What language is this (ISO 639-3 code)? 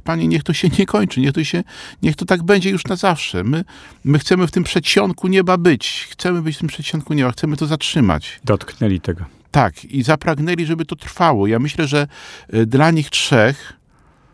pol